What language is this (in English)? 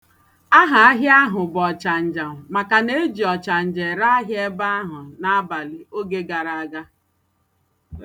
Igbo